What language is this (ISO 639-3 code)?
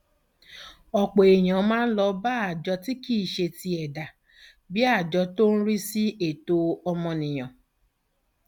yor